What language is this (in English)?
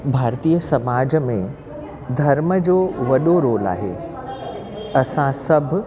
Sindhi